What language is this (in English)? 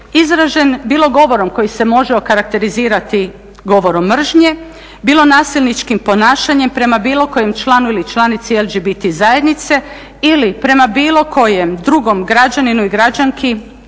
Croatian